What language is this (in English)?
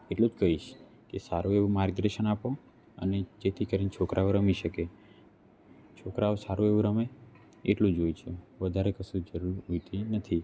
Gujarati